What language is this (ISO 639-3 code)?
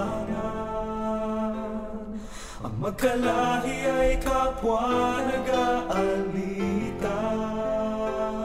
fil